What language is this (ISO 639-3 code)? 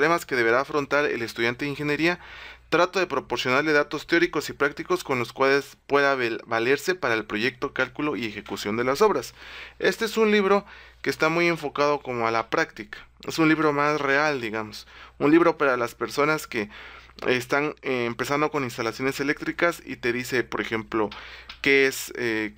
spa